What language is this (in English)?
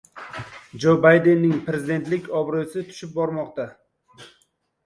Uzbek